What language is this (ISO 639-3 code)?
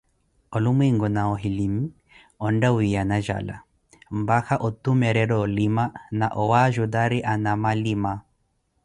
eko